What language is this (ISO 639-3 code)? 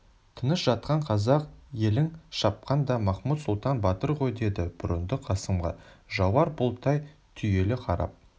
kaz